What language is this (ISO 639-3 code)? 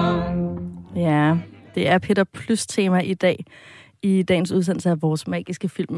dan